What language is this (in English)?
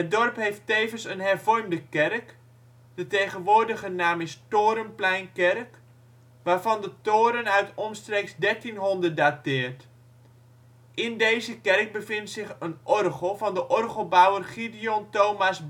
Dutch